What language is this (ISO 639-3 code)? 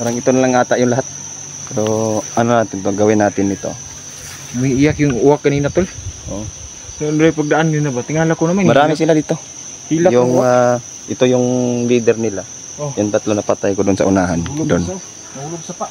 fil